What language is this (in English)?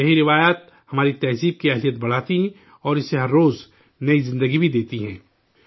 Urdu